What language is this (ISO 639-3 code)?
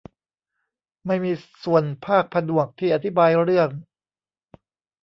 tha